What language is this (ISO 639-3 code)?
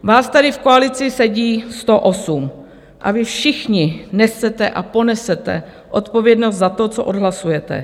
ces